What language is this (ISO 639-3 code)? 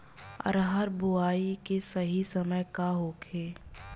bho